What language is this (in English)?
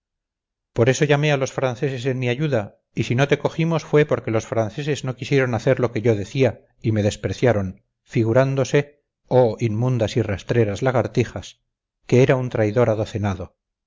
Spanish